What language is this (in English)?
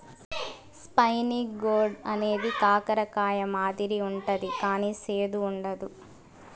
Telugu